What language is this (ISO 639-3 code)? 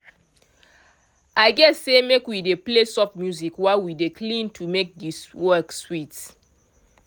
pcm